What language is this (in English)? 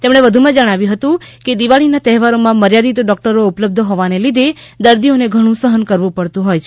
Gujarati